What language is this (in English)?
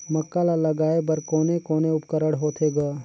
Chhattisgarhi